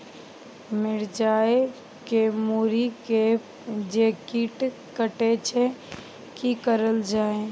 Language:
Maithili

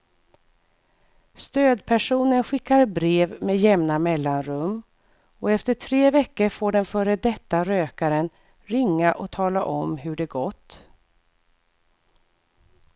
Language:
Swedish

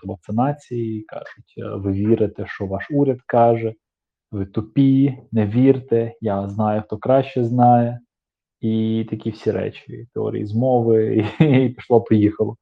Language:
Ukrainian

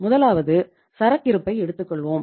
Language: Tamil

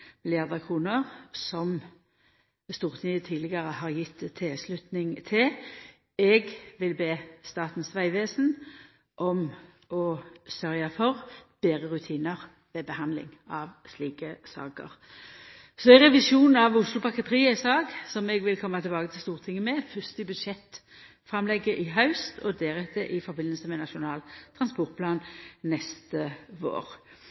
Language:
Norwegian Nynorsk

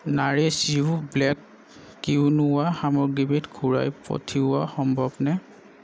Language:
Assamese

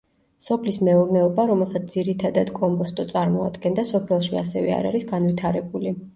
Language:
Georgian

